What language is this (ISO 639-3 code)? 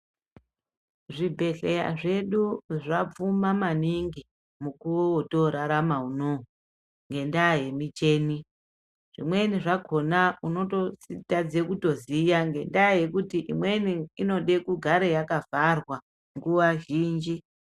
ndc